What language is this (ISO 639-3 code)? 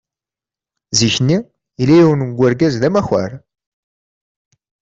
kab